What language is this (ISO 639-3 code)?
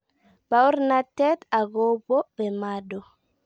kln